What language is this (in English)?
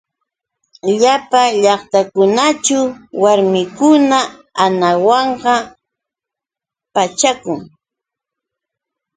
Yauyos Quechua